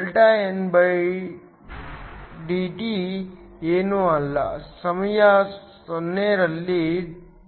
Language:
Kannada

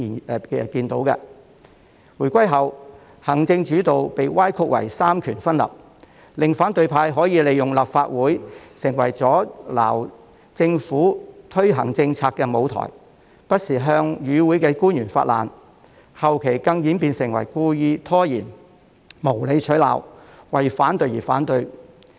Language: Cantonese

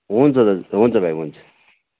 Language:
Nepali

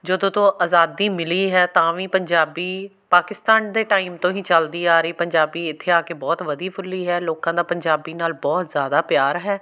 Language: Punjabi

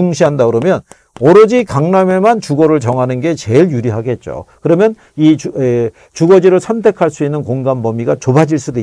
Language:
Korean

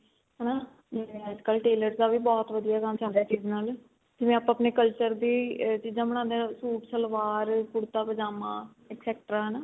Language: Punjabi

